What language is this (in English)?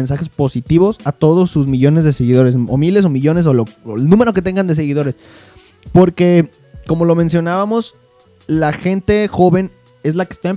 Spanish